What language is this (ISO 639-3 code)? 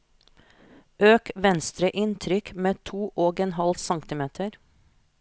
nor